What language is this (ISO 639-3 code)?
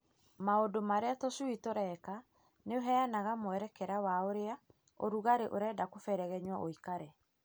kik